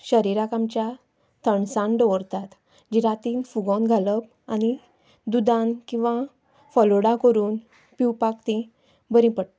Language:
Konkani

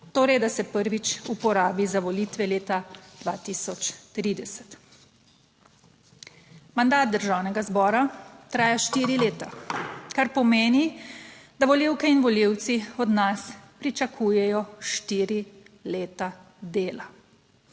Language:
Slovenian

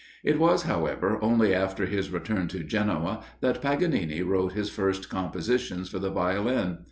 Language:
English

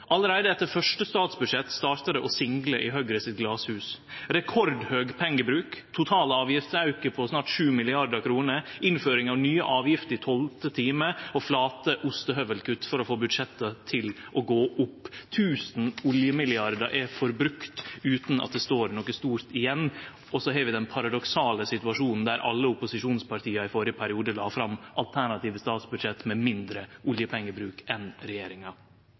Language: Norwegian Nynorsk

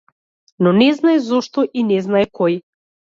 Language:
Macedonian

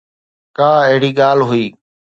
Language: Sindhi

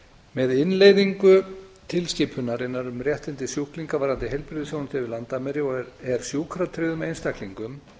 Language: Icelandic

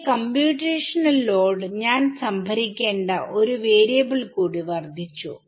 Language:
Malayalam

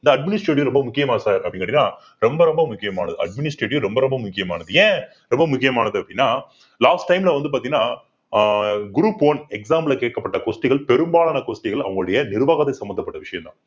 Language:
Tamil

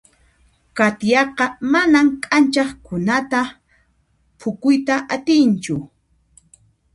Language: Puno Quechua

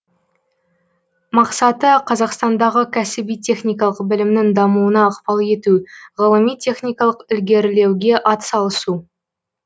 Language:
Kazakh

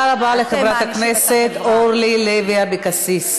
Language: Hebrew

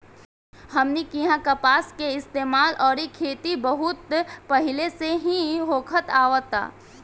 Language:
Bhojpuri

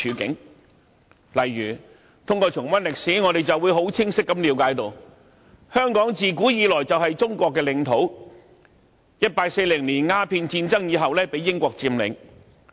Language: Cantonese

